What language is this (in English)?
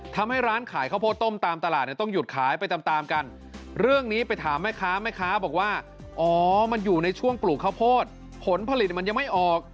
Thai